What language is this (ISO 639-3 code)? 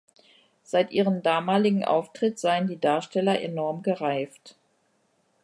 deu